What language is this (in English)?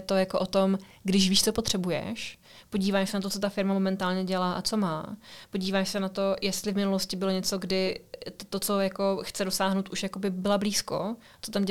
Czech